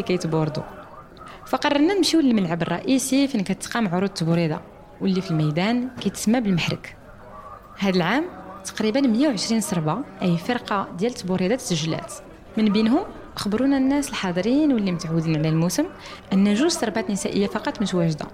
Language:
Arabic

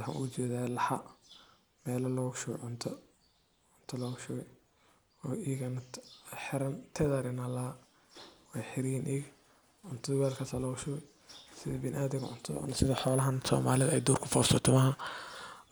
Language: Somali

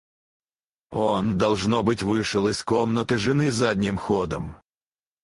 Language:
Russian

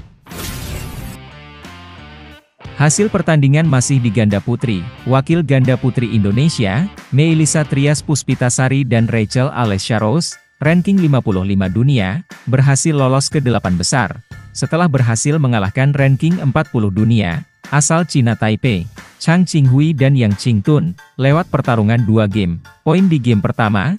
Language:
Indonesian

